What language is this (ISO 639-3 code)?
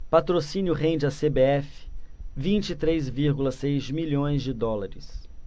por